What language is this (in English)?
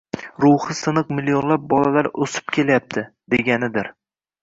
Uzbek